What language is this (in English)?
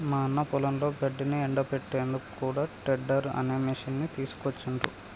Telugu